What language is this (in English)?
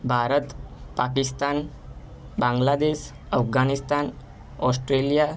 Gujarati